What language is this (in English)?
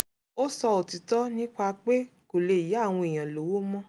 Yoruba